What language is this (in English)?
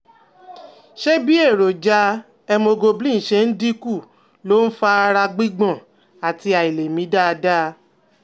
Yoruba